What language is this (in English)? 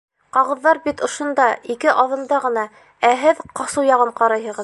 Bashkir